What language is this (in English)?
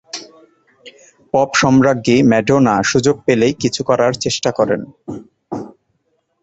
Bangla